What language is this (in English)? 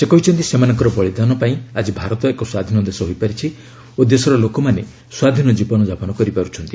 Odia